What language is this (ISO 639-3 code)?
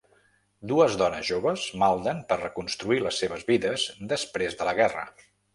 cat